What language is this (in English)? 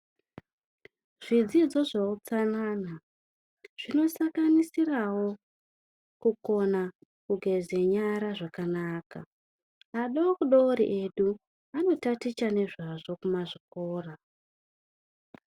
Ndau